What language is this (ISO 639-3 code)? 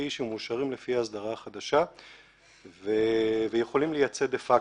heb